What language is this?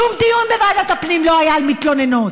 Hebrew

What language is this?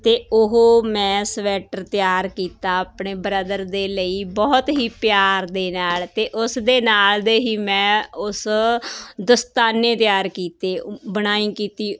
Punjabi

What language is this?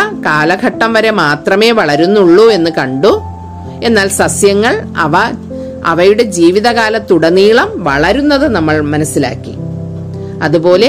Malayalam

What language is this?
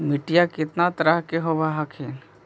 Magahi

